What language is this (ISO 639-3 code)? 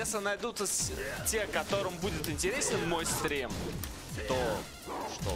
rus